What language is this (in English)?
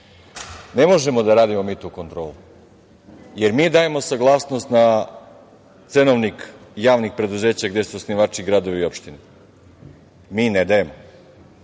Serbian